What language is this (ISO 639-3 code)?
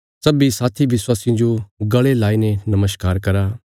kfs